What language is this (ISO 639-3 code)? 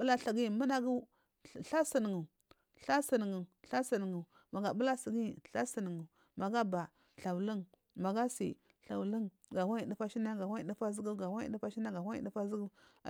mfm